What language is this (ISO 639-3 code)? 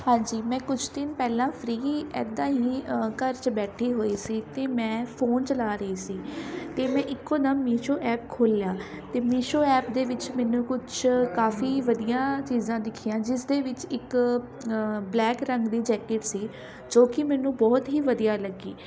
pan